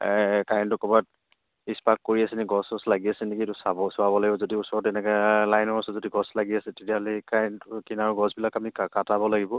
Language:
Assamese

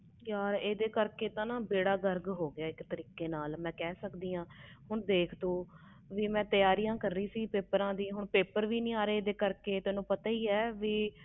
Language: Punjabi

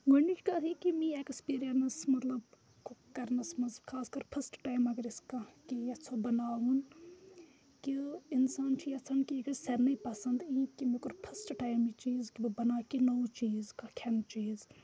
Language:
Kashmiri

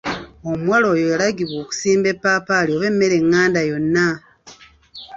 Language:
Ganda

